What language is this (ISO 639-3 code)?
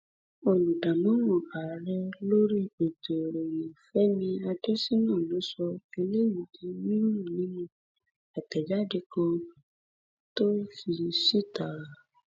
yor